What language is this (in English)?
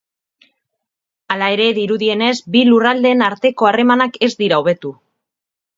Basque